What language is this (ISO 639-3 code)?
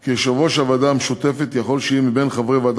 heb